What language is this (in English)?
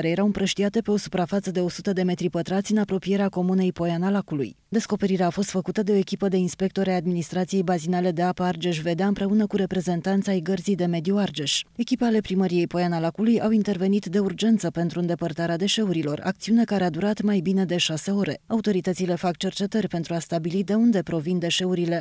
Romanian